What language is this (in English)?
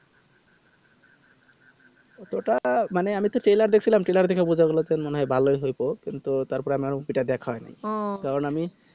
Bangla